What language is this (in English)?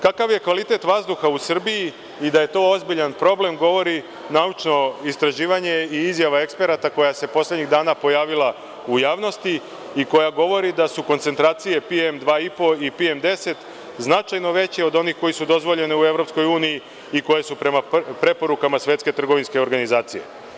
Serbian